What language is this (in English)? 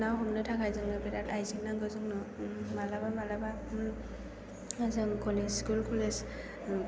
Bodo